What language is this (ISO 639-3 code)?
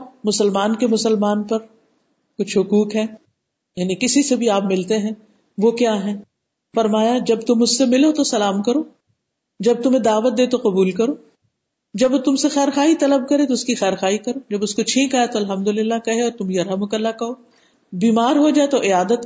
urd